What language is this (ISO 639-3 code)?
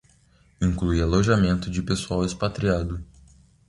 por